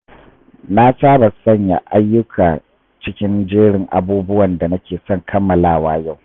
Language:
Hausa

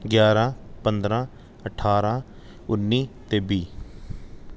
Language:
Punjabi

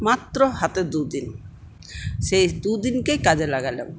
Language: Bangla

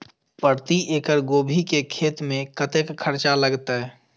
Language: Maithili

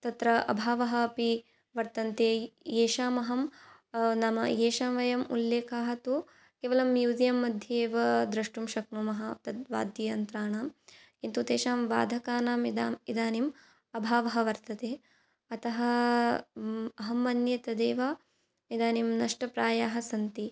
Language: Sanskrit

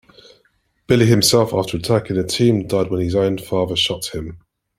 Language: English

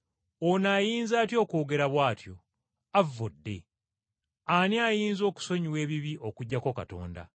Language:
Ganda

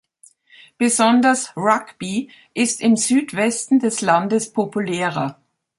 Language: German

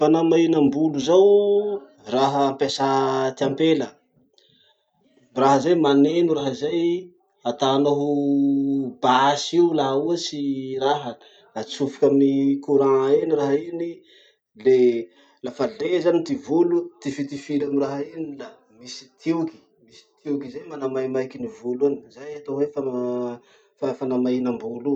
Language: Masikoro Malagasy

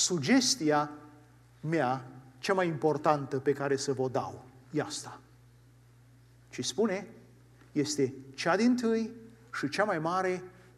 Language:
Romanian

